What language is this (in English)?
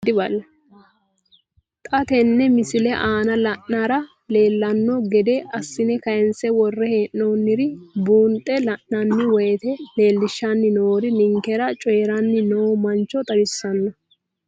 Sidamo